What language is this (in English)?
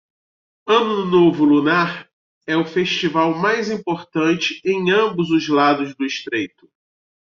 Portuguese